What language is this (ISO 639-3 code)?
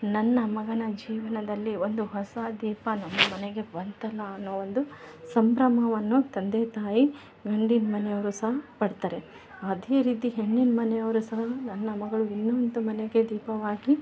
kan